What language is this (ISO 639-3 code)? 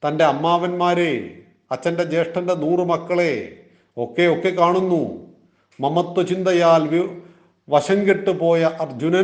mal